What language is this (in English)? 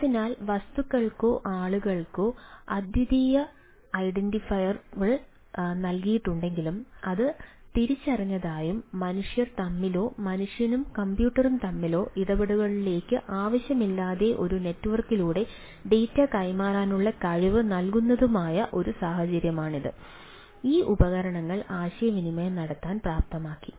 Malayalam